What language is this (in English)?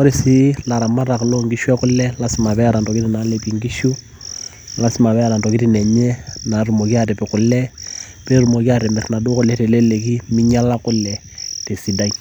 Masai